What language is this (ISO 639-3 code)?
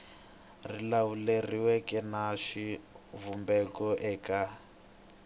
tso